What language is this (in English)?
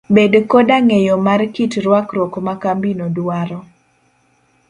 Luo (Kenya and Tanzania)